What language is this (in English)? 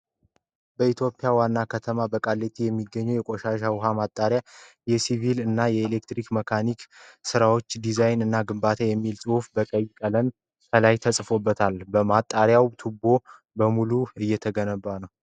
Amharic